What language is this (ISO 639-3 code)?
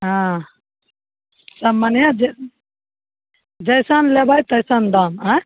mai